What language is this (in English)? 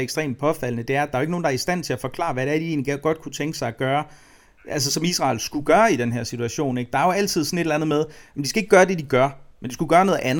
Danish